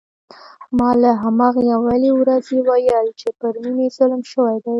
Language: Pashto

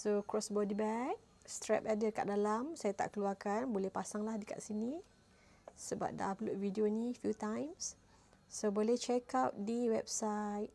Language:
Malay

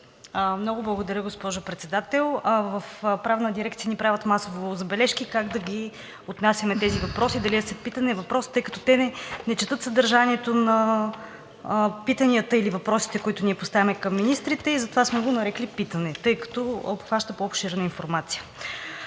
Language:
Bulgarian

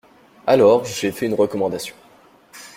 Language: French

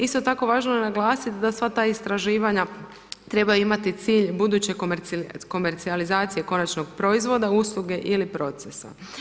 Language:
Croatian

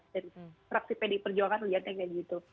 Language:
Indonesian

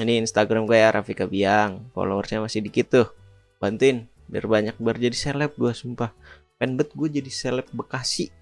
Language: Indonesian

